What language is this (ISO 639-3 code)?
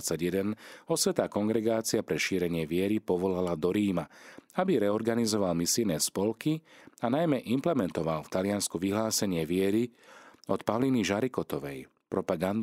slk